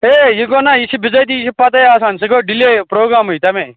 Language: Kashmiri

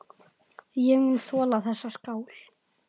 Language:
Icelandic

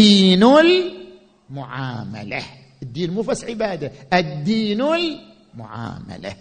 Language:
Arabic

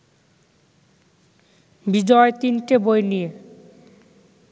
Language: Bangla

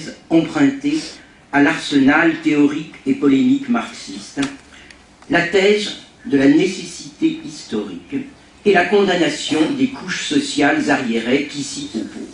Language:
French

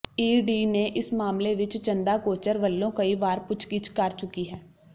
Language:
Punjabi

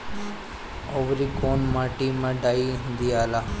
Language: Bhojpuri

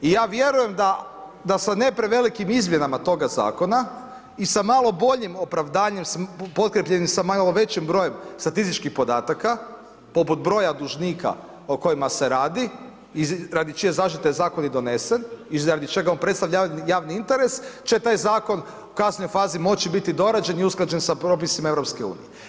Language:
Croatian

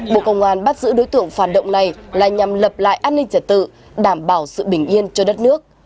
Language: Vietnamese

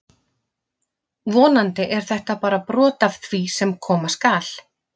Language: Icelandic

